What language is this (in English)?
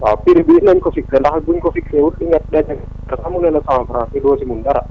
Wolof